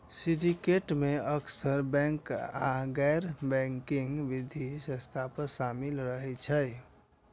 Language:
Maithili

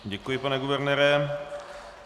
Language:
Czech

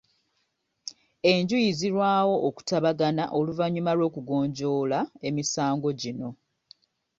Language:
Ganda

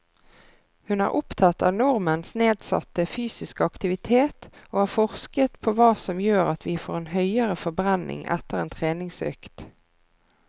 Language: Norwegian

